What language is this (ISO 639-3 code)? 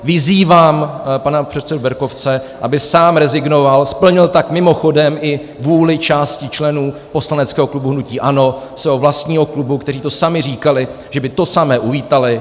ces